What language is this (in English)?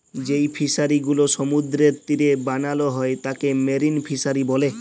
Bangla